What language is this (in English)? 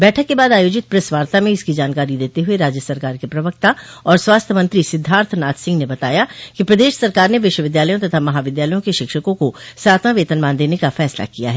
Hindi